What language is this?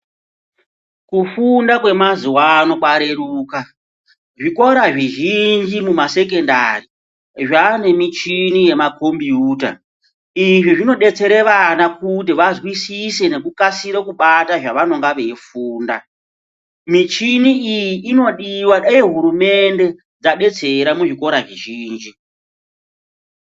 Ndau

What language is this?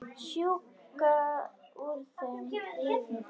Icelandic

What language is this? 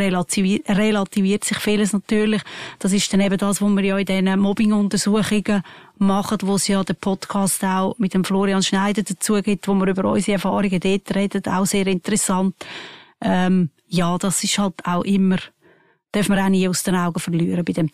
German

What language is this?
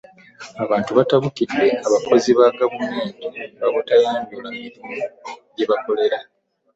Ganda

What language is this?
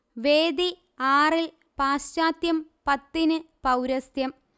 Malayalam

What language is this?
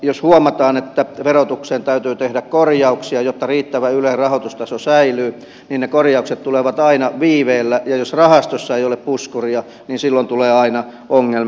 Finnish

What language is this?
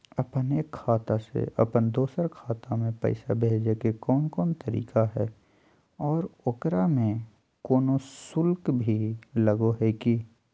Magahi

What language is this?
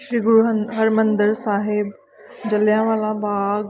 Punjabi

